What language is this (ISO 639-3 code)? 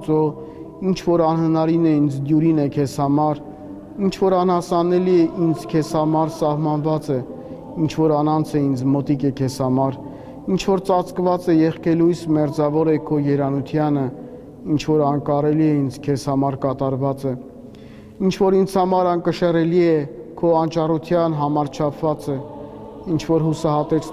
ron